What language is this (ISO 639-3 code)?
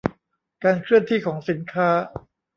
tha